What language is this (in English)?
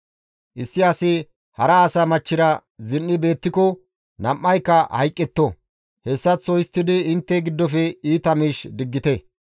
Gamo